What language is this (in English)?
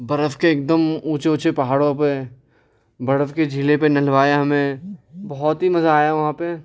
Urdu